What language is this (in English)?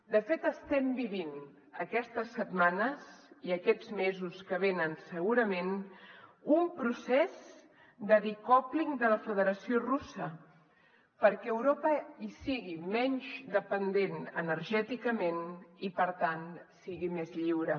Catalan